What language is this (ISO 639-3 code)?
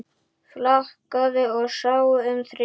isl